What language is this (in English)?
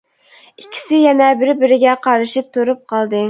Uyghur